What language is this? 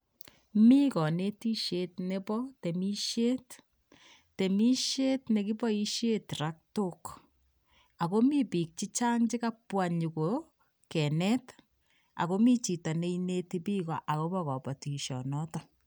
Kalenjin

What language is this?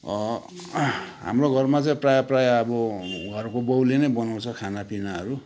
Nepali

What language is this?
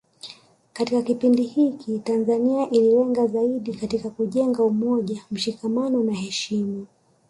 Swahili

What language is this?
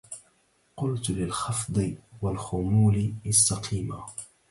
Arabic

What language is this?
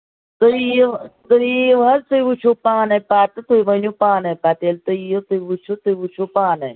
Kashmiri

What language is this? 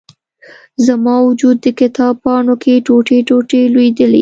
Pashto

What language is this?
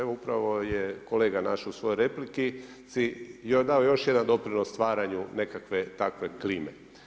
Croatian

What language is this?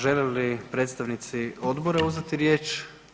Croatian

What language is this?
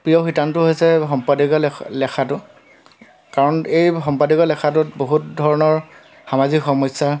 Assamese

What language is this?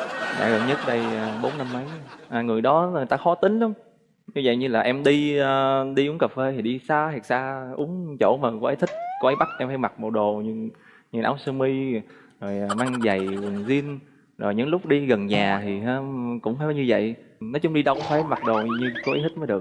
Vietnamese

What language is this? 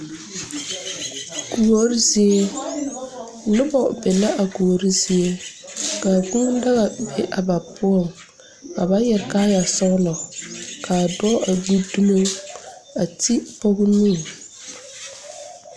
Southern Dagaare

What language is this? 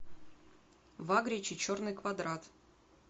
Russian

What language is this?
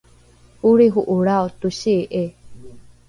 Rukai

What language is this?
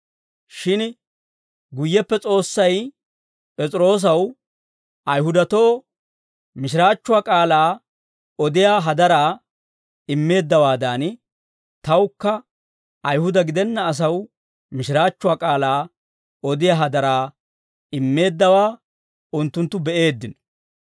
Dawro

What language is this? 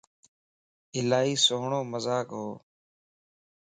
Lasi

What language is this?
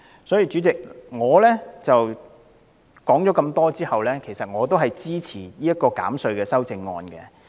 Cantonese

